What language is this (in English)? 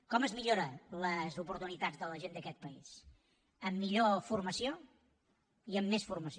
Catalan